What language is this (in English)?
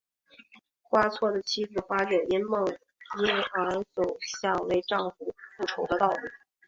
Chinese